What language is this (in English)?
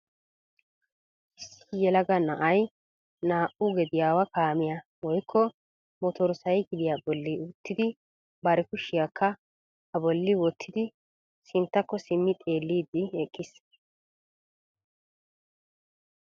Wolaytta